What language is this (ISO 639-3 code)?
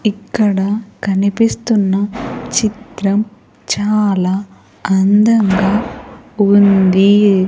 tel